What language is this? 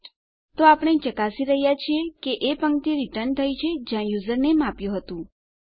Gujarati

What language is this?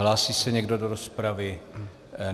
Czech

